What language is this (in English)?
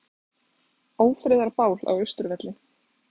Icelandic